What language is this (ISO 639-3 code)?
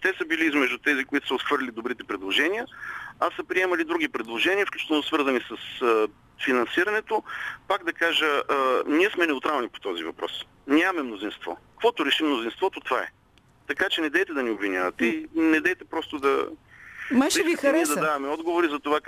bul